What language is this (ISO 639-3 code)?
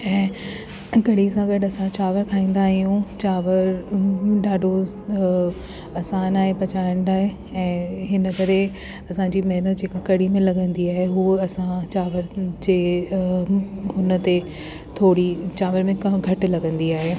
snd